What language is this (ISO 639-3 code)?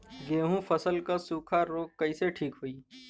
bho